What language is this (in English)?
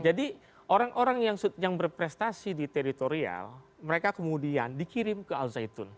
Indonesian